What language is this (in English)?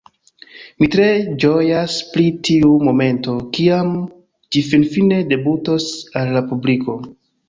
Esperanto